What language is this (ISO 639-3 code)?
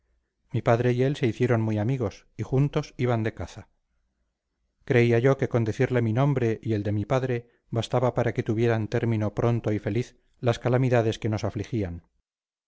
spa